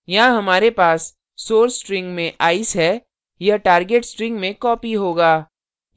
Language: Hindi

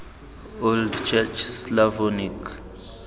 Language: Tswana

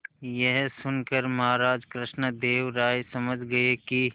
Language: Hindi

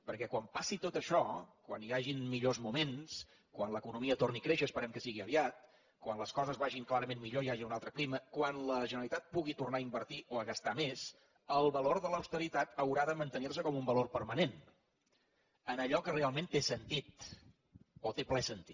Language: Catalan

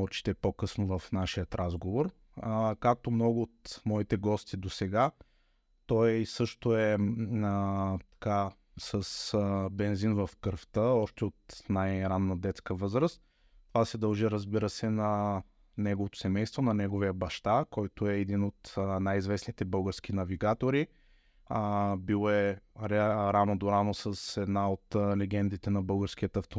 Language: Bulgarian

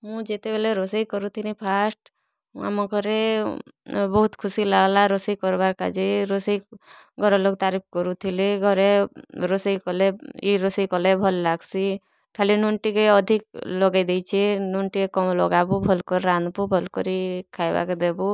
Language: Odia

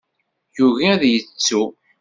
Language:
Kabyle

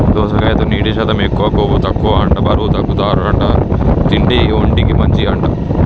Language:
Telugu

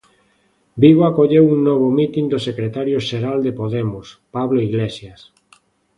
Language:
Galician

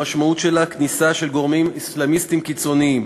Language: Hebrew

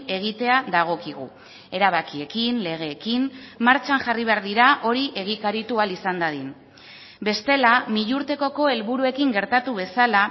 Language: Basque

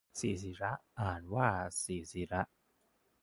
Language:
Thai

